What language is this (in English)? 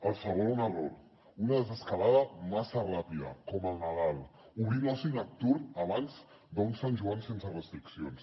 Catalan